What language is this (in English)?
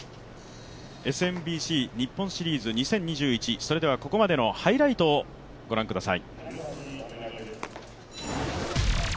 Japanese